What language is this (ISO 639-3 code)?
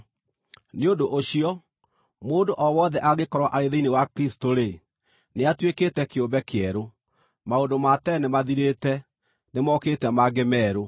kik